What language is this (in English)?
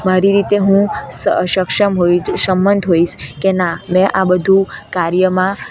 Gujarati